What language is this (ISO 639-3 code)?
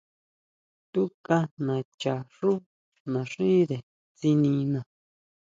mau